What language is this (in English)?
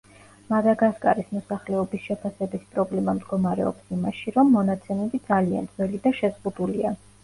Georgian